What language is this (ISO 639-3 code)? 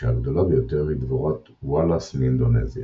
heb